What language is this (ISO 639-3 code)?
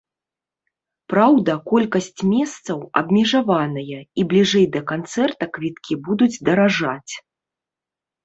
bel